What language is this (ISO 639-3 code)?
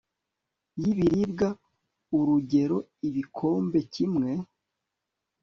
kin